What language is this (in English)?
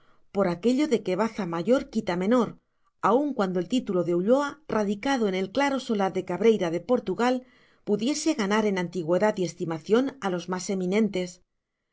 Spanish